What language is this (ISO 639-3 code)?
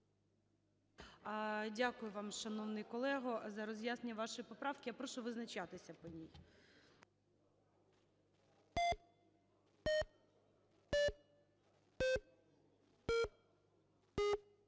ukr